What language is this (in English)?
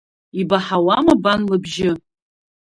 Abkhazian